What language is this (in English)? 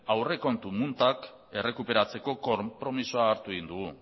Basque